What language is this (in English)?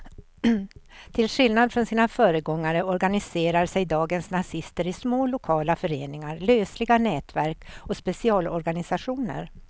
Swedish